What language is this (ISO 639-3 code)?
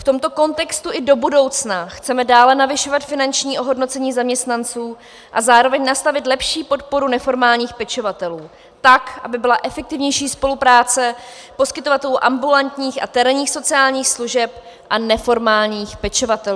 ces